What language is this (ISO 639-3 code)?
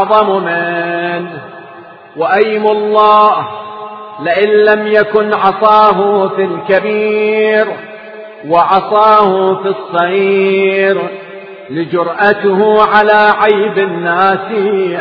ara